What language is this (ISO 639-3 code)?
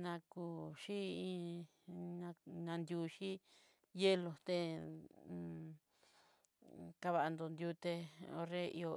mxy